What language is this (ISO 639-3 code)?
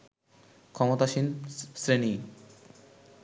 ben